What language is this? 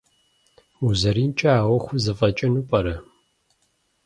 Kabardian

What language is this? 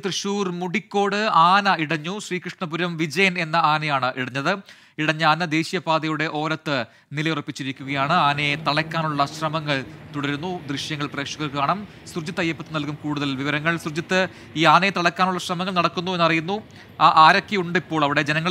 Arabic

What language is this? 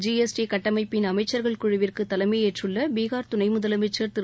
Tamil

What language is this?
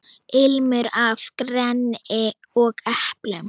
Icelandic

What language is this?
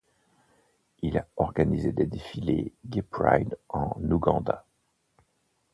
French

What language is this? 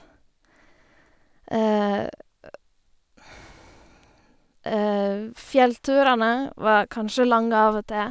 Norwegian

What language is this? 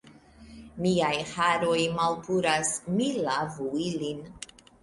Esperanto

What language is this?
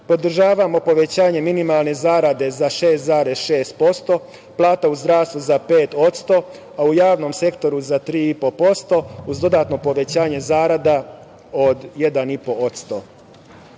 Serbian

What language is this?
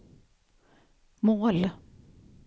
Swedish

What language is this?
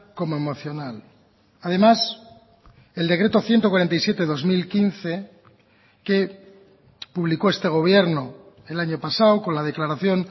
Spanish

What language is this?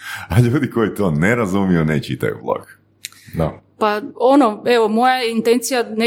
Croatian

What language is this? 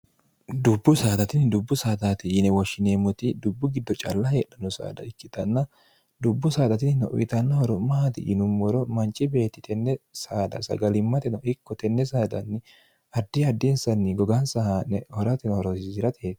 Sidamo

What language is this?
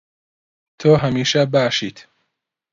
Central Kurdish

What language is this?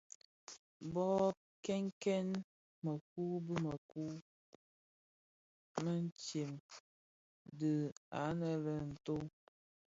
Bafia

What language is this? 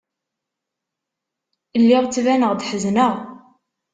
Kabyle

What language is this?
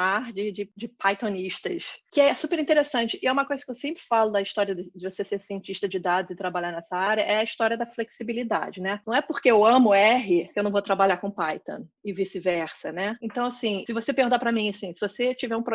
Portuguese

